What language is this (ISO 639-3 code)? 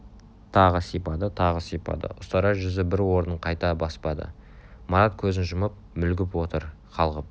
kaz